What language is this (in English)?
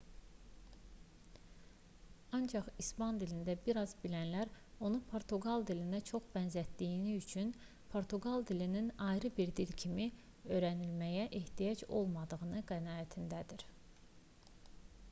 Azerbaijani